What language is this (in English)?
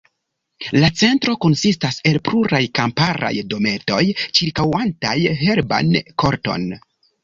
Esperanto